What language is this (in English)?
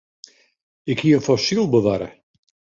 Western Frisian